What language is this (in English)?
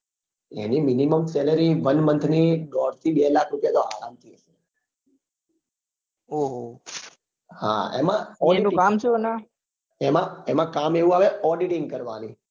Gujarati